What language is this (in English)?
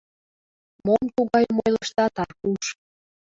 Mari